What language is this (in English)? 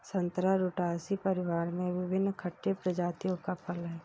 Hindi